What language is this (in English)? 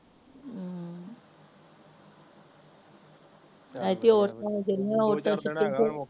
Punjabi